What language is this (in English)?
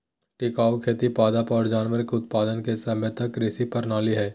Magahi